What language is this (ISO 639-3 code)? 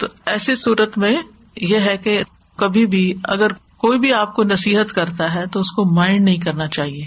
urd